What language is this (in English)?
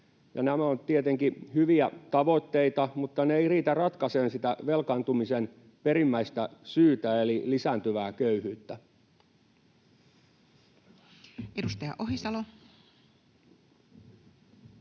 Finnish